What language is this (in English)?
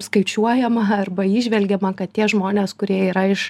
Lithuanian